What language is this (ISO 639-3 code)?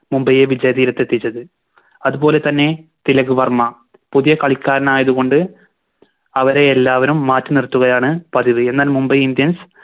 mal